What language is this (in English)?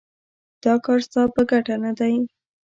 Pashto